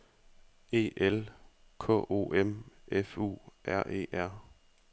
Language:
Danish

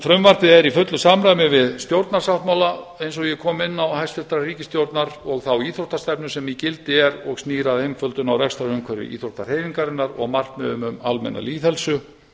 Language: Icelandic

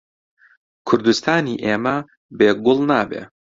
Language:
Central Kurdish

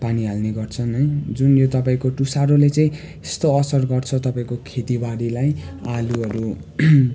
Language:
Nepali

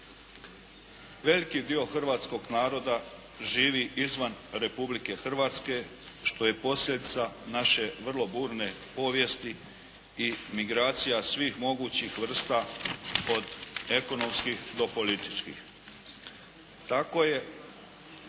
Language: Croatian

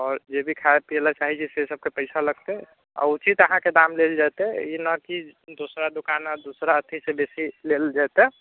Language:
Maithili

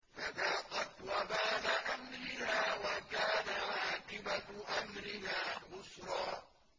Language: Arabic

